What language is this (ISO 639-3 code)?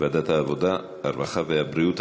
heb